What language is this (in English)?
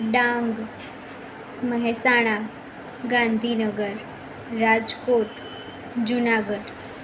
Gujarati